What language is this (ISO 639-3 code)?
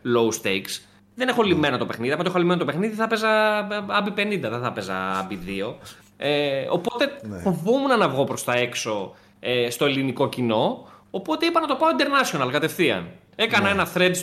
ell